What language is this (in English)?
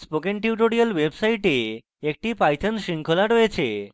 Bangla